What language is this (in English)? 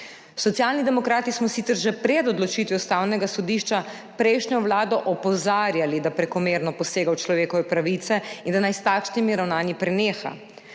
Slovenian